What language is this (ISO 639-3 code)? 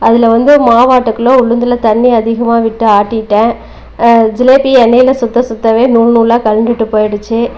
tam